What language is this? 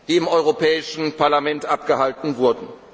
German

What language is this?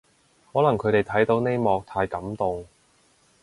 Cantonese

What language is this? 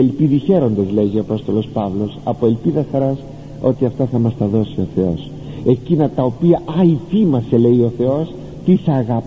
Greek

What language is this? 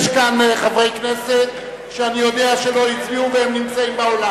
Hebrew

